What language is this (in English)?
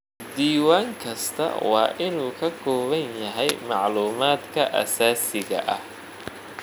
Somali